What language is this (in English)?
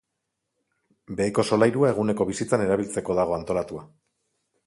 Basque